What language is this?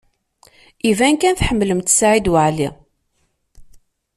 Kabyle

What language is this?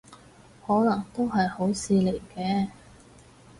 Cantonese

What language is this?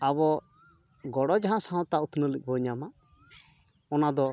Santali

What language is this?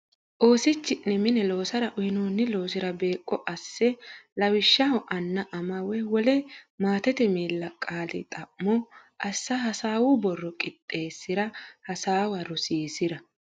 Sidamo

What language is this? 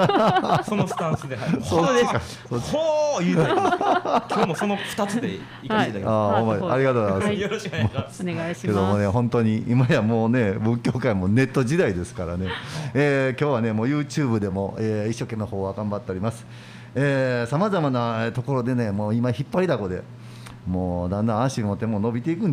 Japanese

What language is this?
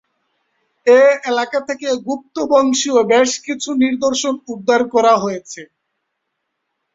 Bangla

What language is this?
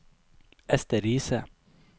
Norwegian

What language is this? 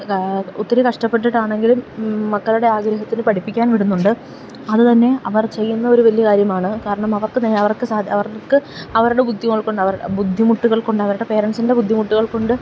Malayalam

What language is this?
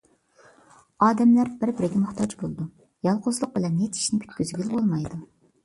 Uyghur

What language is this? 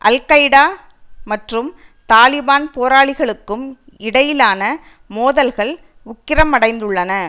Tamil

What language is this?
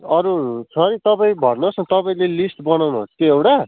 Nepali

